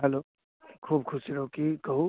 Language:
Maithili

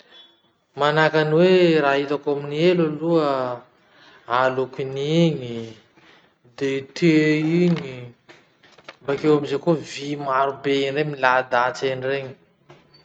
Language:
Masikoro Malagasy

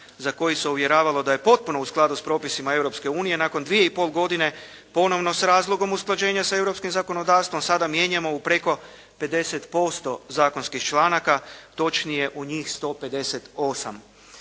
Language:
Croatian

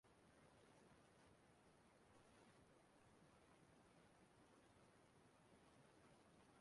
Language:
Igbo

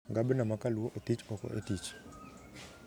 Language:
Luo (Kenya and Tanzania)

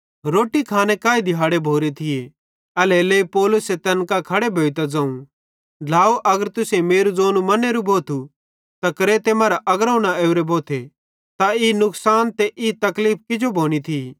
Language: Bhadrawahi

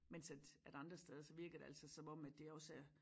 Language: Danish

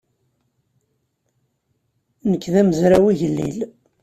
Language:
Kabyle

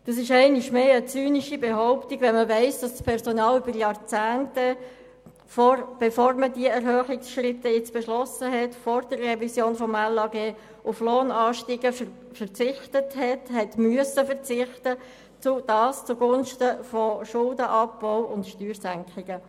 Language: Swiss German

